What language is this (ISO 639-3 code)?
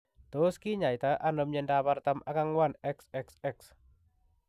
kln